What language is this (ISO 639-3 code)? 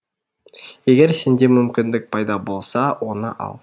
kaz